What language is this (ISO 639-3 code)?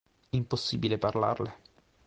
ita